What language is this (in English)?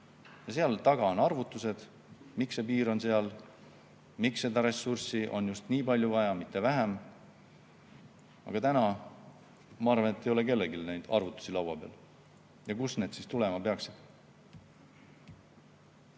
Estonian